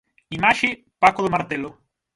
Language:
Galician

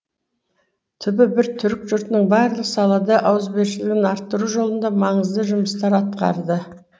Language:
Kazakh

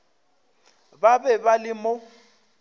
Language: Northern Sotho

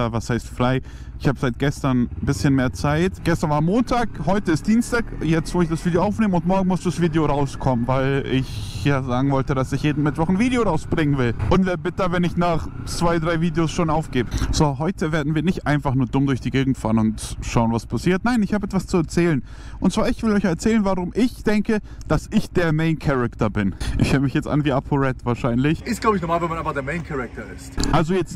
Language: German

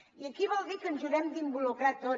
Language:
Catalan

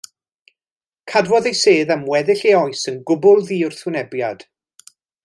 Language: Welsh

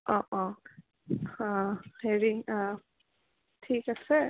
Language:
Assamese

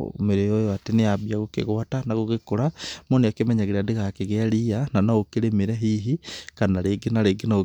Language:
Kikuyu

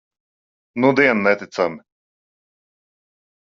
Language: Latvian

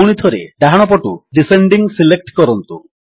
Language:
Odia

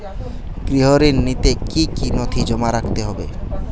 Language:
Bangla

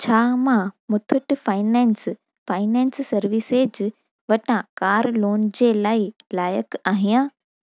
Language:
Sindhi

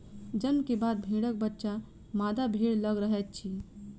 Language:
Maithili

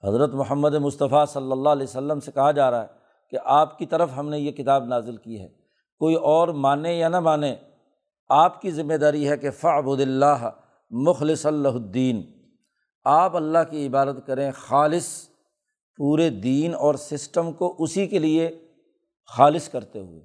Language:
Urdu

